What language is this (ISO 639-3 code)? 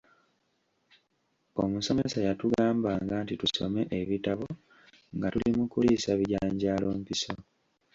lug